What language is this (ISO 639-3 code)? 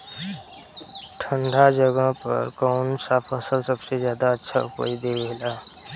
bho